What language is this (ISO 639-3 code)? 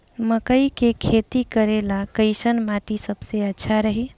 bho